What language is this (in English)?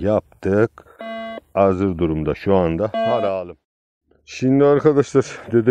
Turkish